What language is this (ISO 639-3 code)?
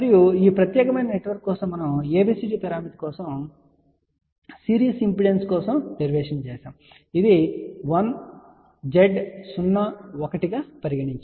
tel